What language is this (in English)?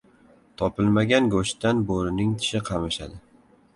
Uzbek